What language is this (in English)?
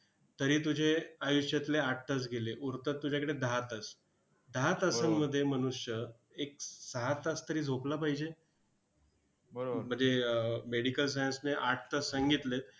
Marathi